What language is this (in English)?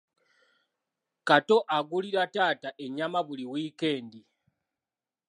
Ganda